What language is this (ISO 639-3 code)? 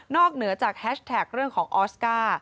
tha